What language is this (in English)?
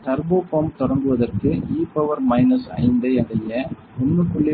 Tamil